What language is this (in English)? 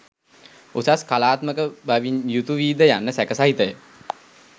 Sinhala